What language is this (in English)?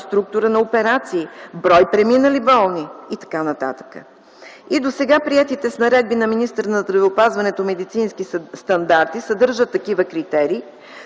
Bulgarian